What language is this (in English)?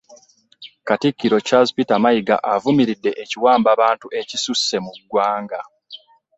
Ganda